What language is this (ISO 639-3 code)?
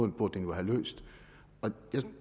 dan